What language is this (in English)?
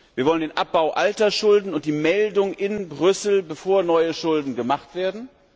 German